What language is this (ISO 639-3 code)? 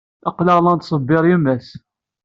kab